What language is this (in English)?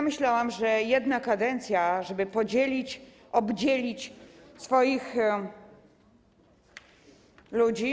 Polish